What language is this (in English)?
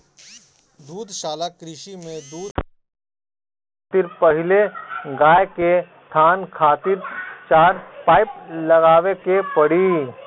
Bhojpuri